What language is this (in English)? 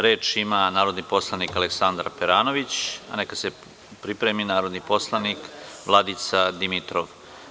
Serbian